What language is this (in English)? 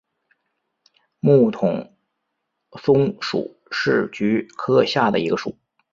Chinese